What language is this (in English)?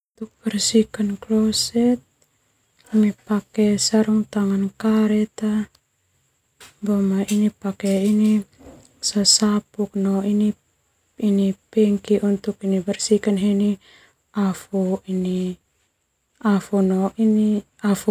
Termanu